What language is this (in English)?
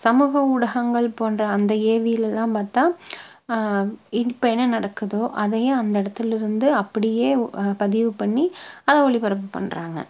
Tamil